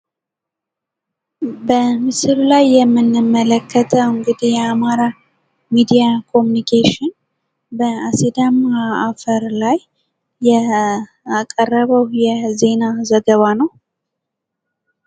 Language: Amharic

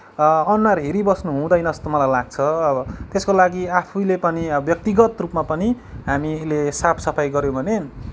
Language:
Nepali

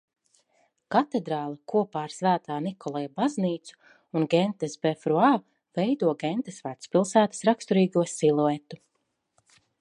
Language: Latvian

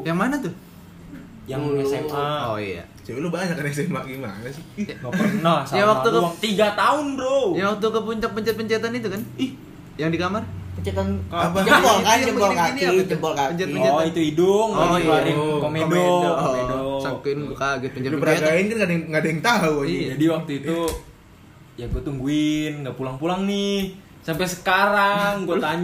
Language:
Indonesian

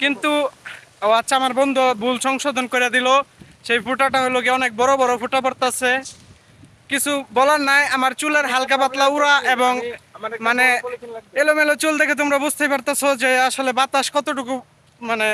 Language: Polish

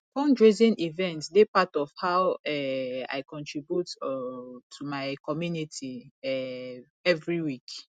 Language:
Nigerian Pidgin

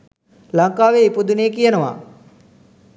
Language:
Sinhala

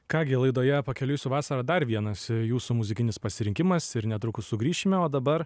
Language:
Lithuanian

